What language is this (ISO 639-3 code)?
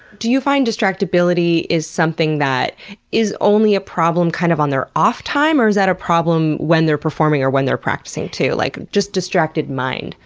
eng